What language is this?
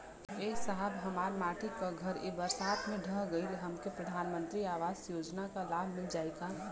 Bhojpuri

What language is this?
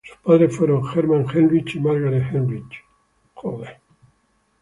Spanish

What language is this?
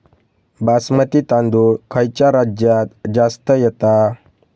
Marathi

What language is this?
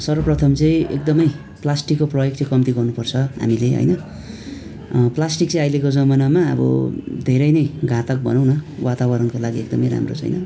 Nepali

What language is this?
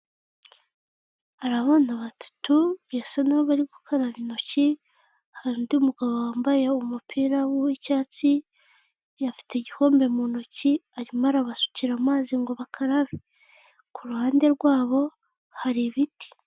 Kinyarwanda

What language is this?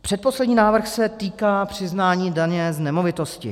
Czech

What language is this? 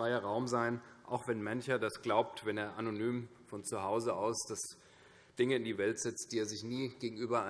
German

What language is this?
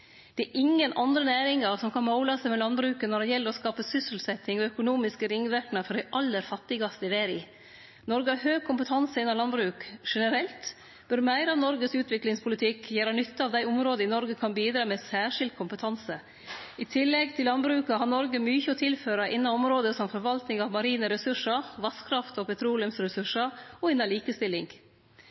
Norwegian Nynorsk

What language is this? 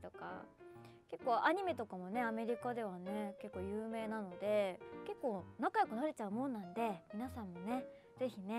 Japanese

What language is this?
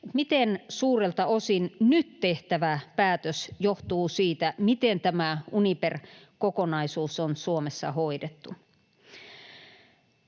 Finnish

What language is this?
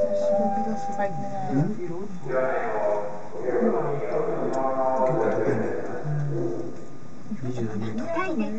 Japanese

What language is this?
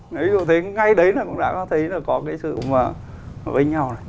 Vietnamese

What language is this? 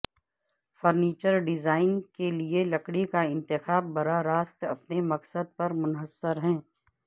Urdu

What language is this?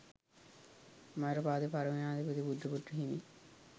Sinhala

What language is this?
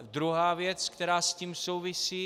Czech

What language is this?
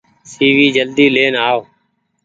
Goaria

